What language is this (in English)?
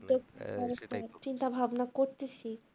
Bangla